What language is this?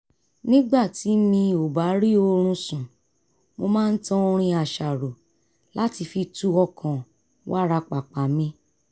Yoruba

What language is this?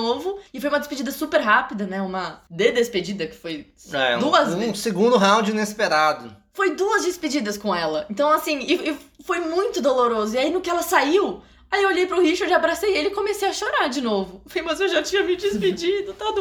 Portuguese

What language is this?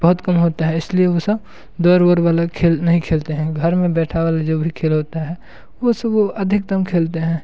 Hindi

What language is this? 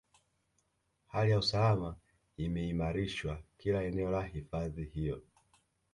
Swahili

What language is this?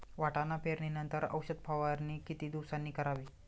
Marathi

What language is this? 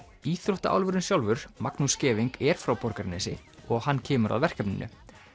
Icelandic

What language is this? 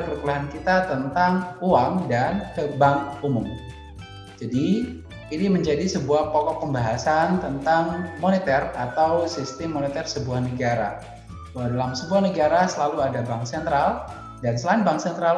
Indonesian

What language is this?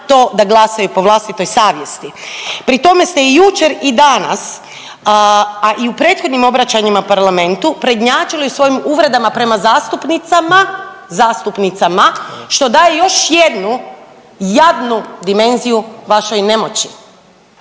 Croatian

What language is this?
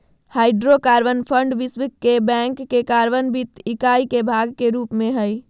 Magahi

